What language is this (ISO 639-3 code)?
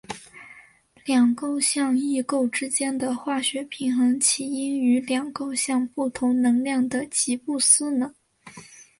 zho